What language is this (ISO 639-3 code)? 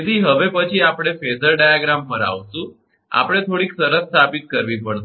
guj